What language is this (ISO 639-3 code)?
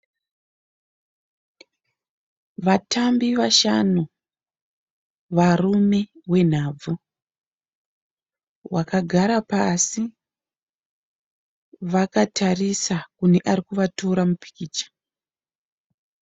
sna